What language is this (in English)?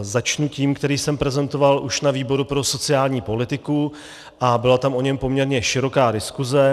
Czech